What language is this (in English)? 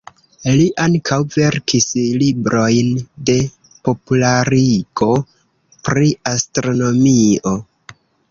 Esperanto